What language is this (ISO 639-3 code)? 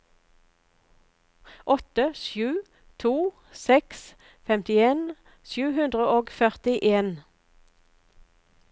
nor